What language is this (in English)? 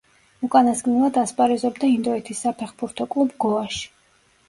Georgian